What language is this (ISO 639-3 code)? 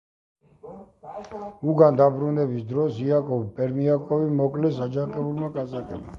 kat